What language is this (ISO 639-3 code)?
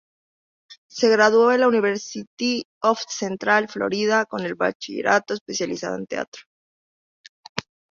spa